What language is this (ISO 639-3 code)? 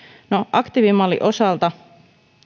fin